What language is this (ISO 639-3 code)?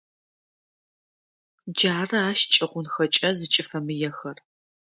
ady